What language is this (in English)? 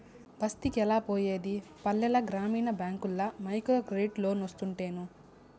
Telugu